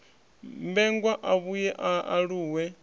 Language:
Venda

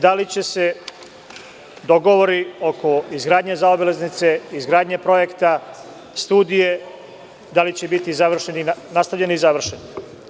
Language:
Serbian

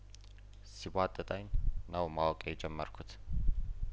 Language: Amharic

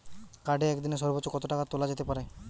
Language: Bangla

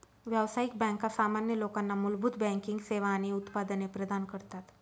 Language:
Marathi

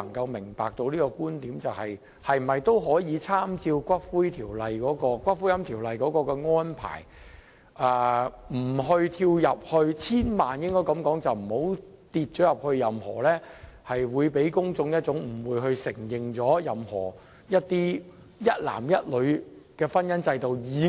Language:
Cantonese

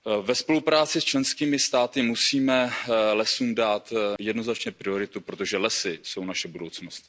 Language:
Czech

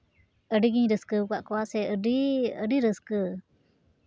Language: Santali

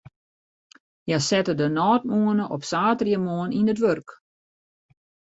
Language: Western Frisian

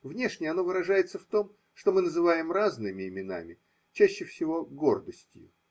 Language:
Russian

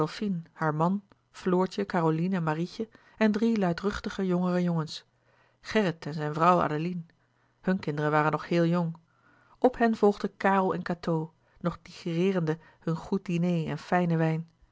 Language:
Dutch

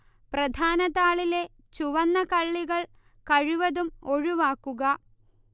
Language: Malayalam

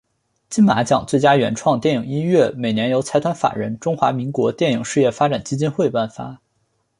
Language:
Chinese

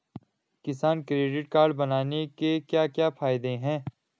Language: Hindi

